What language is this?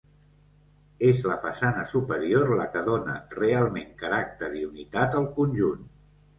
Catalan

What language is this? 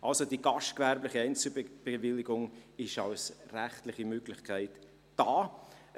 Swiss German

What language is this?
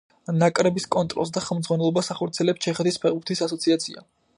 Georgian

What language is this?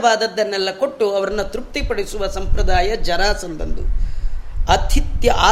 Kannada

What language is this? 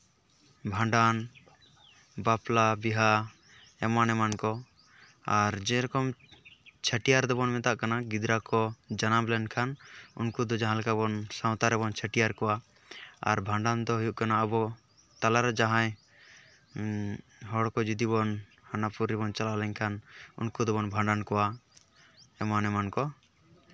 Santali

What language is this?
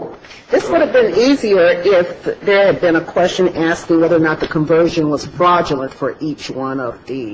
English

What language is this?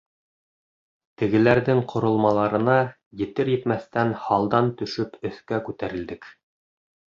Bashkir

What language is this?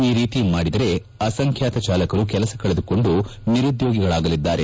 Kannada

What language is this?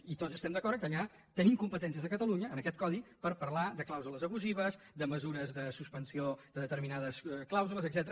Catalan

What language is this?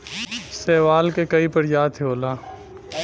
Bhojpuri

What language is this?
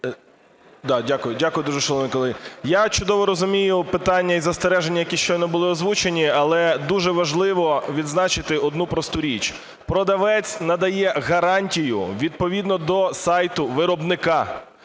Ukrainian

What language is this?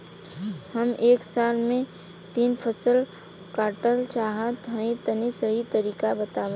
Bhojpuri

